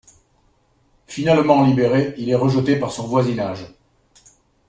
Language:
French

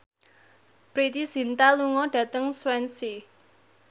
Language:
Javanese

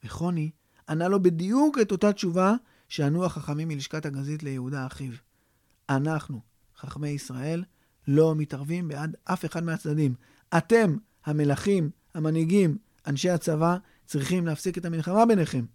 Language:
Hebrew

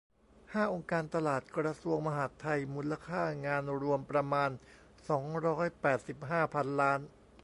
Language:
Thai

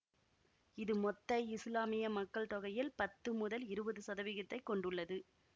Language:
Tamil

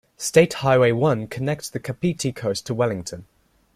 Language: English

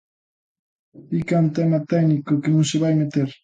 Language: Galician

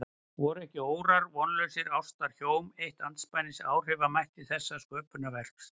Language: Icelandic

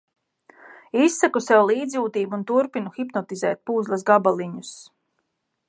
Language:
Latvian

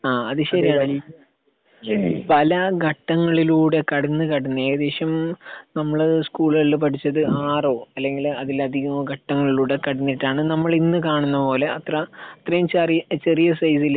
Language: Malayalam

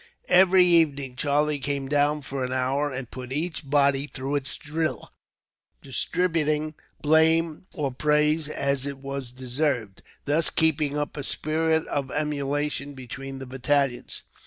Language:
English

